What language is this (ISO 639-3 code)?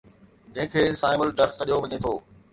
snd